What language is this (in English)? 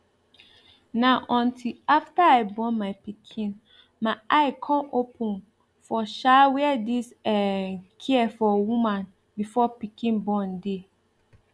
Nigerian Pidgin